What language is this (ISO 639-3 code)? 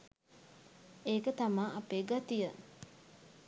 sin